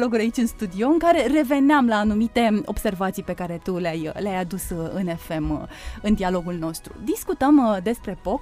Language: Romanian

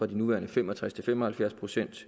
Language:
Danish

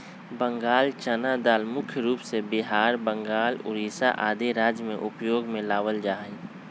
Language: Magahi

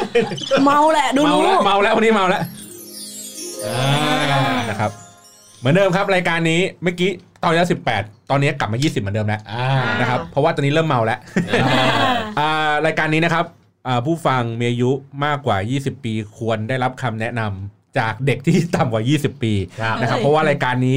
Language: Thai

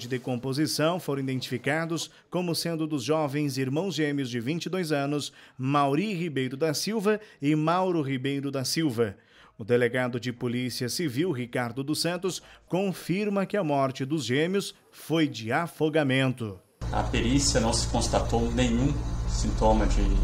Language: Portuguese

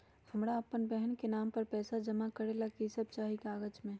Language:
Magahi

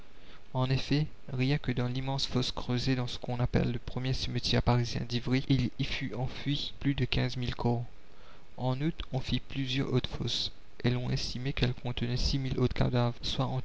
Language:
French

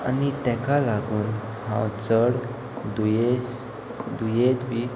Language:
Konkani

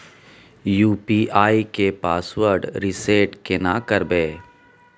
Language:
Maithili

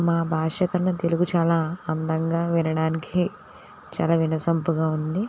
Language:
Telugu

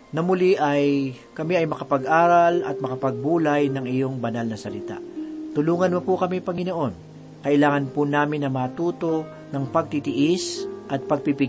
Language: Filipino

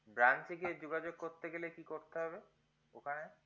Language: Bangla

